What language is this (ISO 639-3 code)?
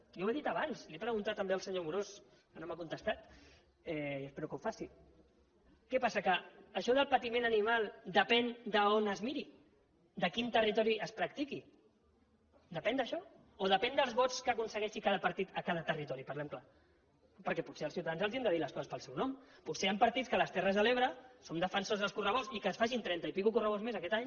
cat